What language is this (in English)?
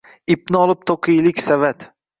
Uzbek